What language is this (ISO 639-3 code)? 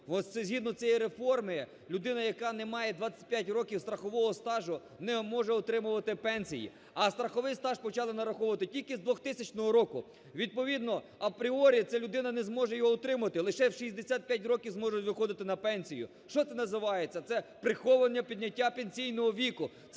ukr